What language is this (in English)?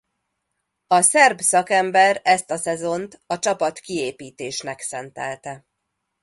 Hungarian